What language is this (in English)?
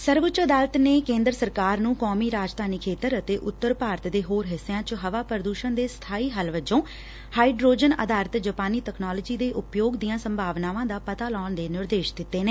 Punjabi